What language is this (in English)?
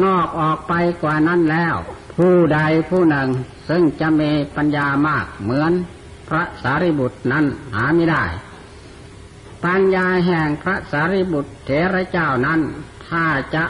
Thai